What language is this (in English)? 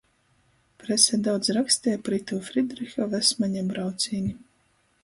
Latgalian